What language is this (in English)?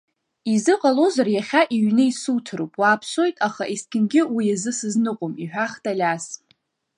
Abkhazian